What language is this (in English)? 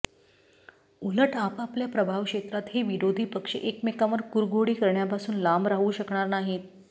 Marathi